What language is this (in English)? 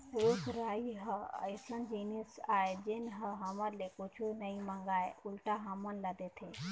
Chhattisgarhi